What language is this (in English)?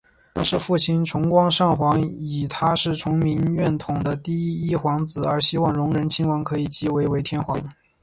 Chinese